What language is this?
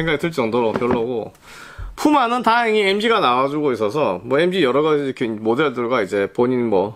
Korean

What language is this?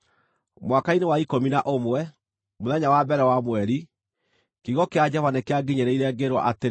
Kikuyu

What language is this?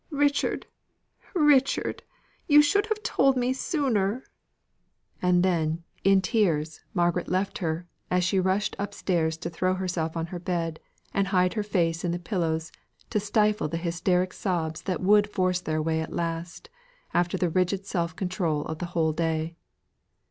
English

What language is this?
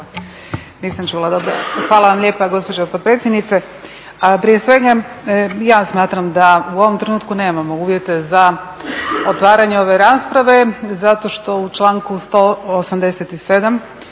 Croatian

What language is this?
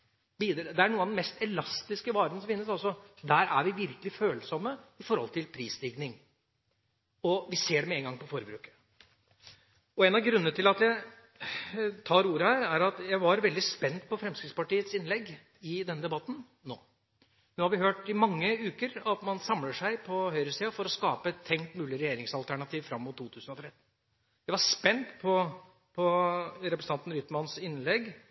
Norwegian Bokmål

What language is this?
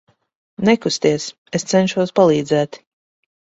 Latvian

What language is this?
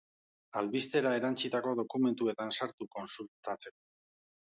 Basque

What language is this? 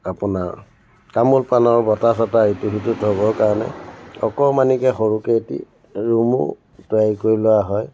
Assamese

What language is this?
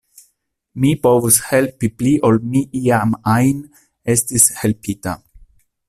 Esperanto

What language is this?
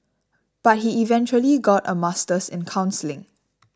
English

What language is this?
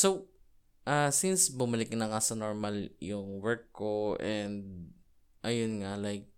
Filipino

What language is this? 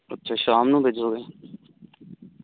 Punjabi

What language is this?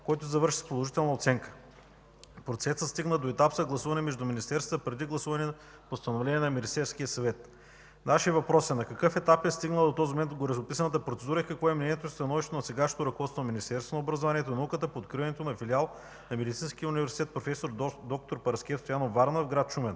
Bulgarian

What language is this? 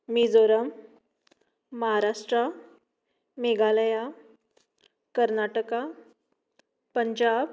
Konkani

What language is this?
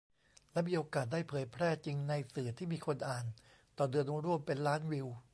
Thai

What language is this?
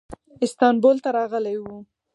Pashto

